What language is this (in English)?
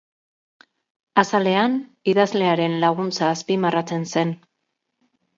Basque